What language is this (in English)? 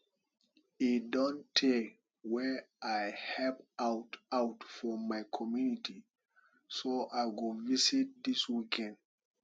Nigerian Pidgin